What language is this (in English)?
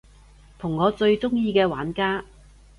Cantonese